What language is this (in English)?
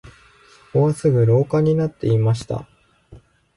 Japanese